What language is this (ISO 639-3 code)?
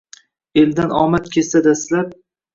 uzb